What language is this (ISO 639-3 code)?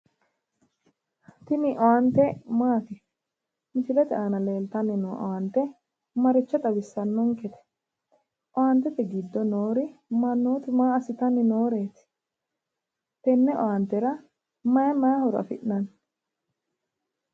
sid